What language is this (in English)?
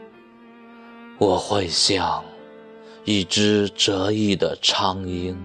Chinese